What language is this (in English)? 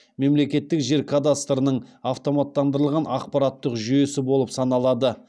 Kazakh